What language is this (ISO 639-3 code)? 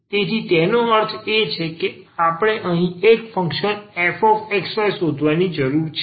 guj